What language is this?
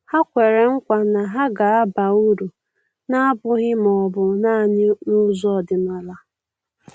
Igbo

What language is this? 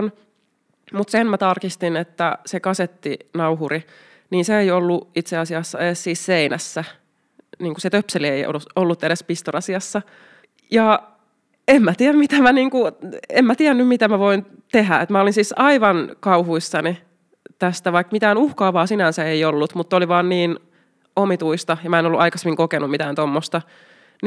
Finnish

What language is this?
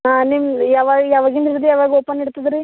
Kannada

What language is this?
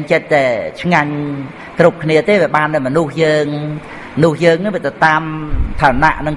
Vietnamese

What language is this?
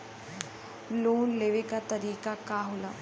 Bhojpuri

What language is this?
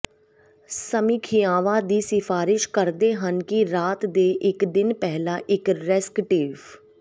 Punjabi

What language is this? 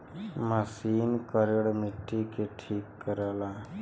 Bhojpuri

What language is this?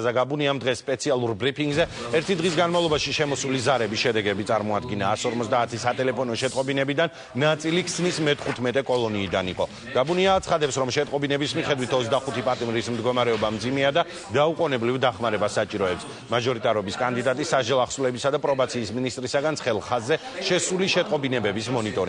Romanian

